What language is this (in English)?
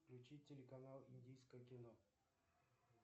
Russian